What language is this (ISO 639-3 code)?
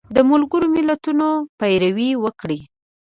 pus